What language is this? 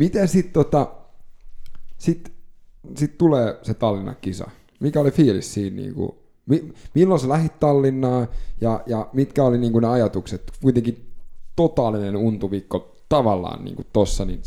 Finnish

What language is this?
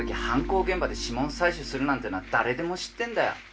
Japanese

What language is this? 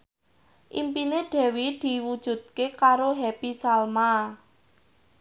Javanese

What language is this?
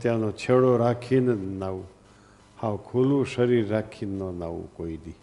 Gujarati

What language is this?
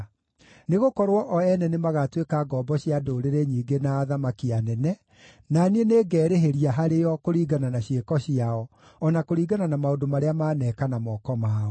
Kikuyu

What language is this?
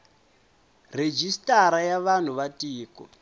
Tsonga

